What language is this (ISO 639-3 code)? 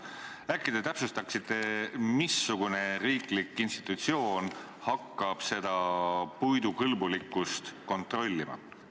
est